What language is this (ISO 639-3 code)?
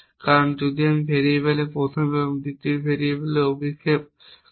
ben